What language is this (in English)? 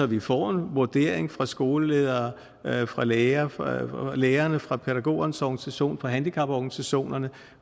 Danish